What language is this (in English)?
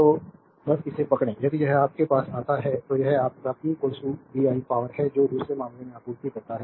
Hindi